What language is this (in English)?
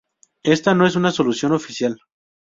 Spanish